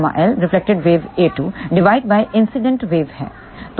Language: Hindi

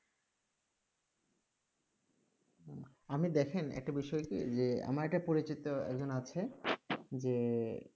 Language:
Bangla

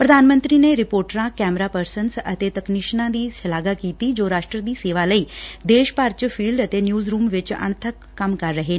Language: Punjabi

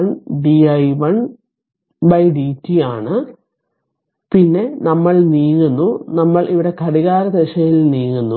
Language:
Malayalam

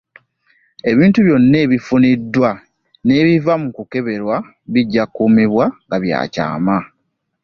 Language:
Ganda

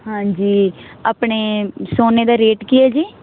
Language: Punjabi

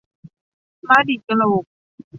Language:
Thai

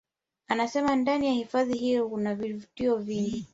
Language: Swahili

